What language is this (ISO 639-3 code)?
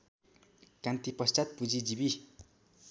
nep